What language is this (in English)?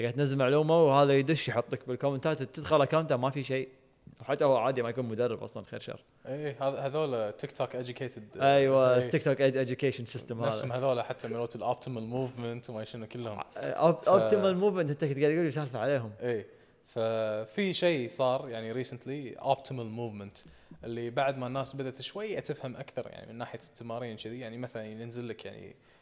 Arabic